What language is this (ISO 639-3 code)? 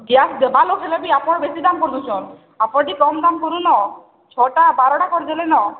ori